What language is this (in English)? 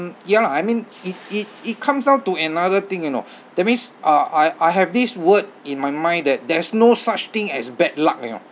English